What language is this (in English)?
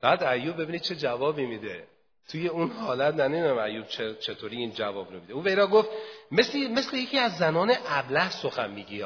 Persian